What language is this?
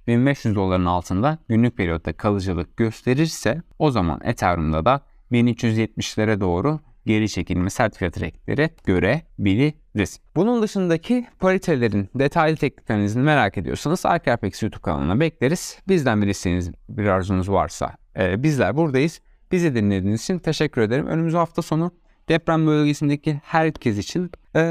Turkish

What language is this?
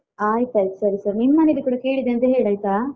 Kannada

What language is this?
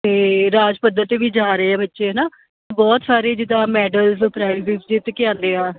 Punjabi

